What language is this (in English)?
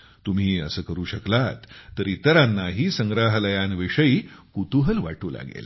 Marathi